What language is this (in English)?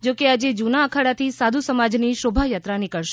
Gujarati